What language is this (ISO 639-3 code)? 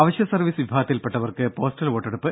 mal